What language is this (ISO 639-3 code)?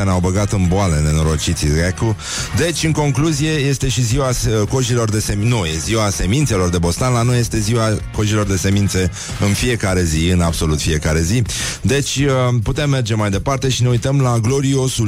ron